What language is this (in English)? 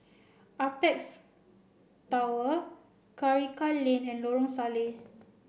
English